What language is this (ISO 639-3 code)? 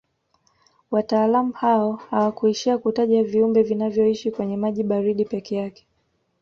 swa